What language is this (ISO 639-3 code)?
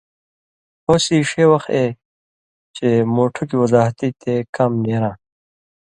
mvy